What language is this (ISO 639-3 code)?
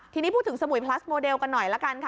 tha